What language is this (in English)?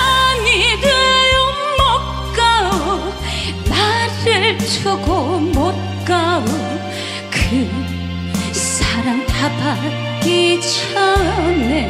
Korean